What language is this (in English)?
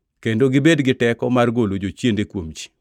Luo (Kenya and Tanzania)